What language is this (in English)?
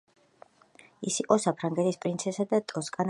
Georgian